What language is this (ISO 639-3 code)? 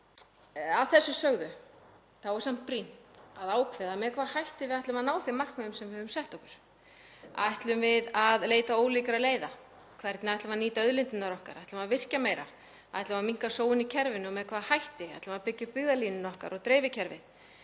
isl